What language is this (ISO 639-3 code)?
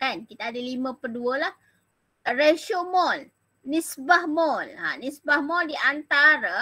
msa